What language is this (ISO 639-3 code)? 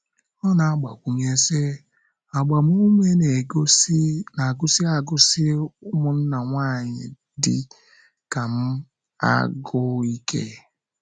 ibo